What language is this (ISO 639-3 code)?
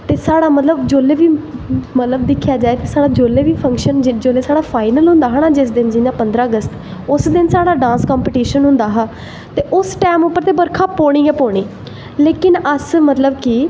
doi